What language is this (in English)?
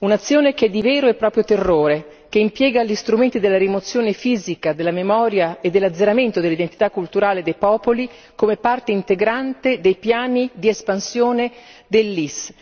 Italian